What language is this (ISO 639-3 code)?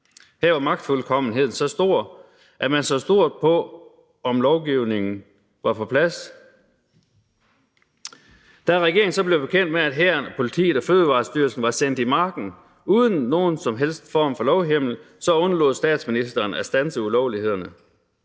dan